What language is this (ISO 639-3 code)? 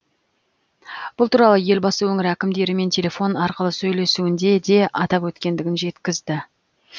kaz